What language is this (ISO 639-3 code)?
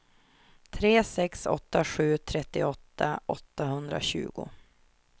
swe